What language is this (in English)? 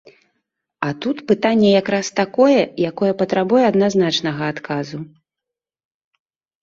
Belarusian